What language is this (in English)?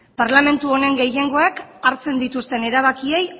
Basque